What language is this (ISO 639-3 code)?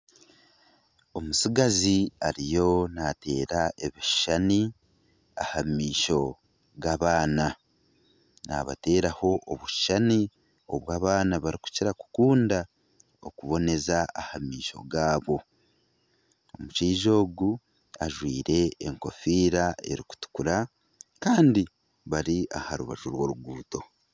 nyn